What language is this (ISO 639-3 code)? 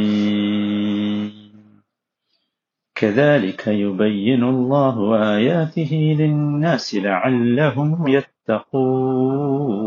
mal